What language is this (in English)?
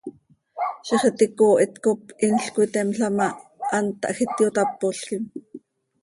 Seri